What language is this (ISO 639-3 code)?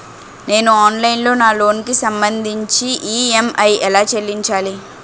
tel